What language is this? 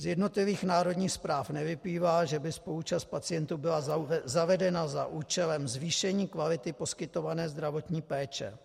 Czech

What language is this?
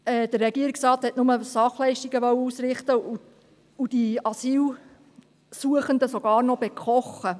Swiss German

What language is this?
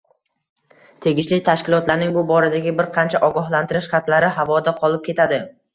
Uzbek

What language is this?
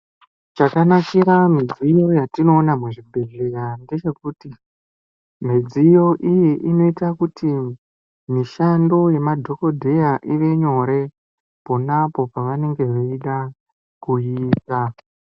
Ndau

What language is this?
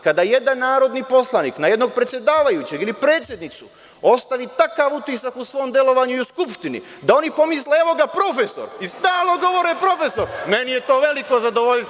Serbian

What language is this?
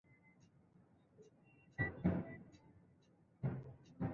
Swahili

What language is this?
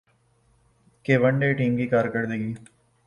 Urdu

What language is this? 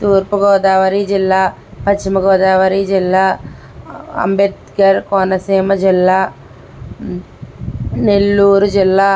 Telugu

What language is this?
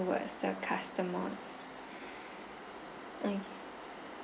English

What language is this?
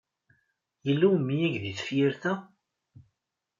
Kabyle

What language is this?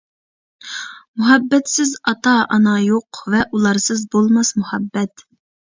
Uyghur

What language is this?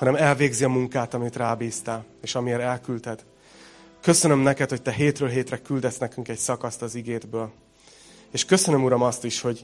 Hungarian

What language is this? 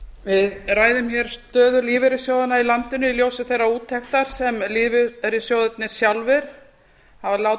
Icelandic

